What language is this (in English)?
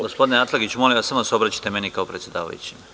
Serbian